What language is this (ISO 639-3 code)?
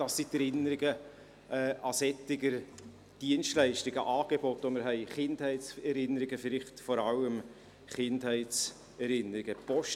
gsw